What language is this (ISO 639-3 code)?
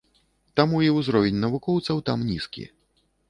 bel